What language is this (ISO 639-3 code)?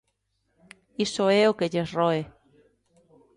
glg